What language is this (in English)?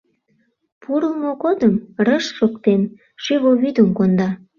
Mari